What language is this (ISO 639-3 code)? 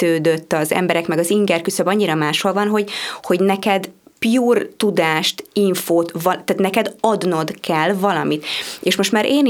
hun